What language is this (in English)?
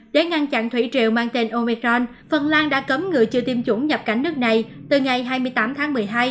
Vietnamese